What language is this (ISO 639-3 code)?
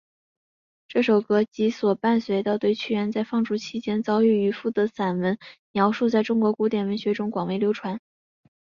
zho